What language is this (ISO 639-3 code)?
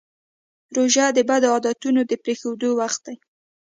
pus